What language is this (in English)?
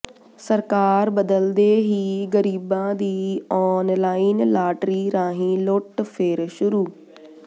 Punjabi